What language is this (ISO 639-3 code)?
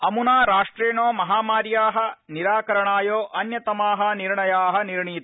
san